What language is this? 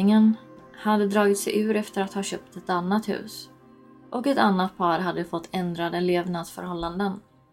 Swedish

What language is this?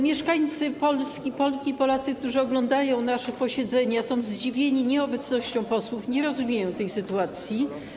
Polish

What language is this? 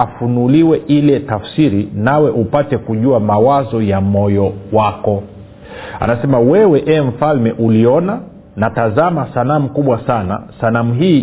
Swahili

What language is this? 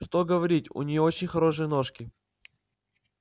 Russian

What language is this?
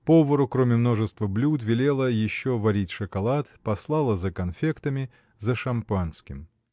Russian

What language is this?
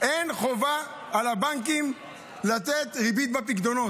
Hebrew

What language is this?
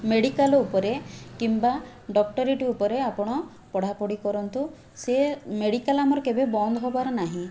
Odia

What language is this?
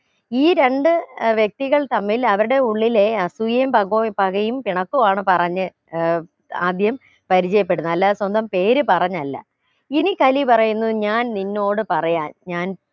Malayalam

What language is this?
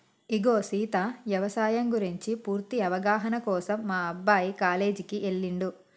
Telugu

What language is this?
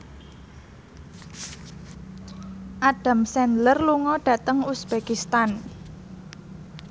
Javanese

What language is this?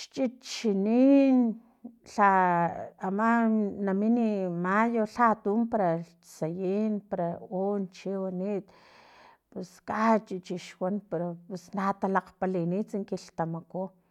Filomena Mata-Coahuitlán Totonac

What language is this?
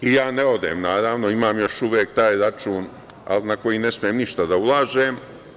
Serbian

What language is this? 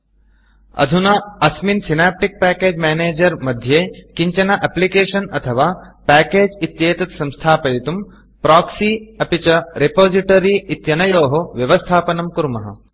Sanskrit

